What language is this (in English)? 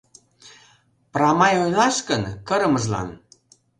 Mari